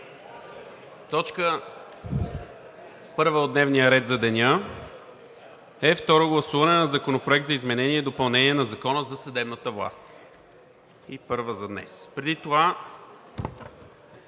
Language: Bulgarian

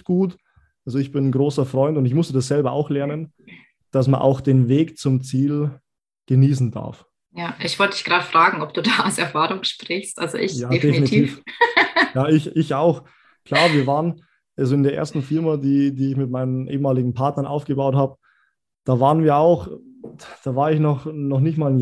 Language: German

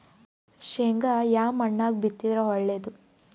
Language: Kannada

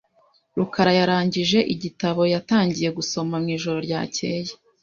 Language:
Kinyarwanda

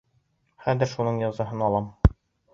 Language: Bashkir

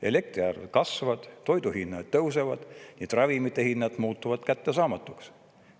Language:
Estonian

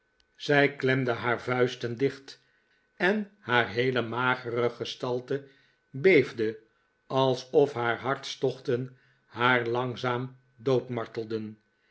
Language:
Dutch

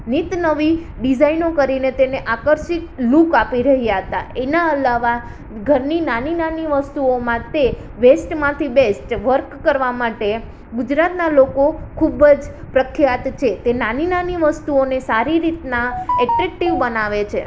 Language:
Gujarati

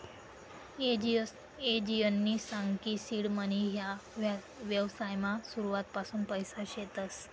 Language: Marathi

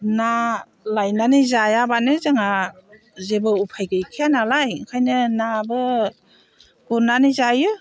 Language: Bodo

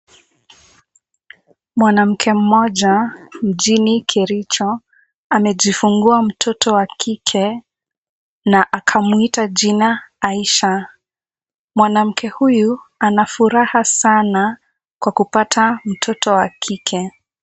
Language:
Swahili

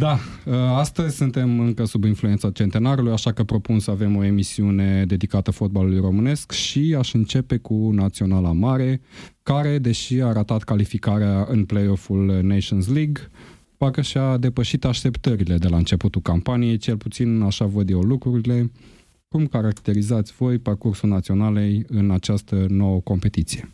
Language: Romanian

